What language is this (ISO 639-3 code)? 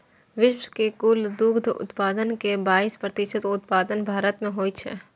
mai